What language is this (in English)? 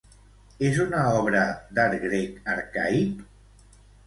Catalan